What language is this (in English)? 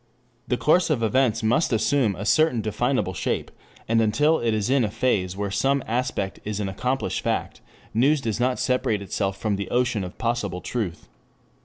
English